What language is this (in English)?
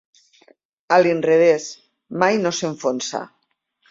Catalan